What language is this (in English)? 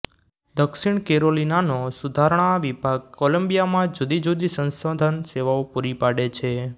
Gujarati